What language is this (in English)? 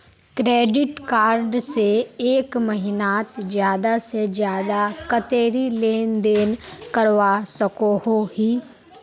Magahi